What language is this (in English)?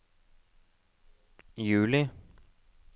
Norwegian